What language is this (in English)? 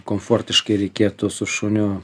Lithuanian